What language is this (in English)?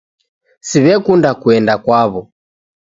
Taita